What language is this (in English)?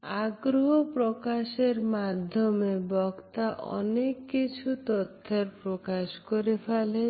Bangla